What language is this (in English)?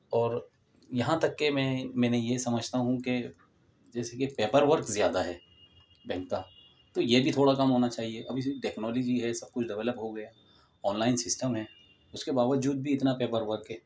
Urdu